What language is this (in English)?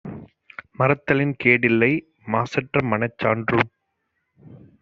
Tamil